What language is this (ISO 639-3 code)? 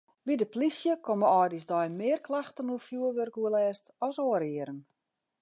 fry